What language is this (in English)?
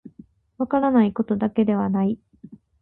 Japanese